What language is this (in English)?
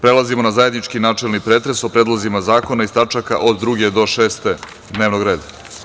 Serbian